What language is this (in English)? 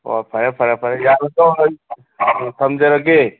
Manipuri